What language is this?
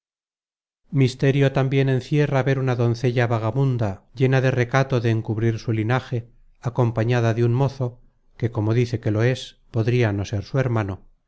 Spanish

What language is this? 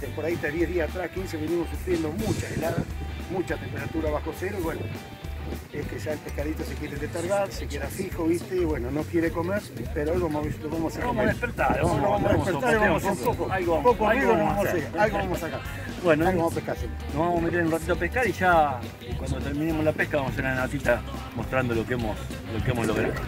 Spanish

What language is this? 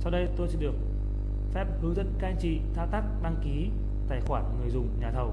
Vietnamese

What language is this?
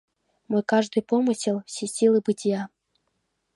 Mari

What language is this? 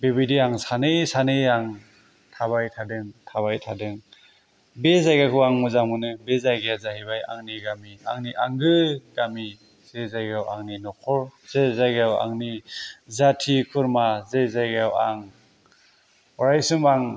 Bodo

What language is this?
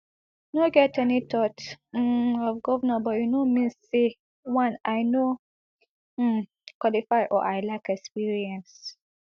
Nigerian Pidgin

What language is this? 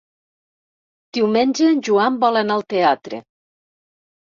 Catalan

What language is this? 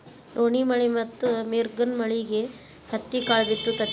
Kannada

